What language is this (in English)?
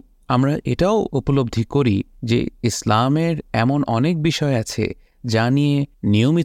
Bangla